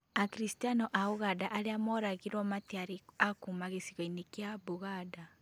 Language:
Kikuyu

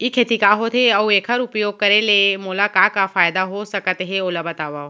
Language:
Chhattisgarhi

